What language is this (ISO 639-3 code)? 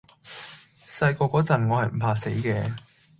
yue